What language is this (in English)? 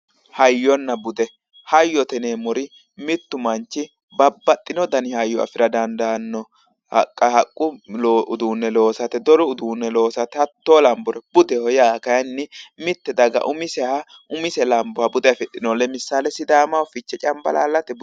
Sidamo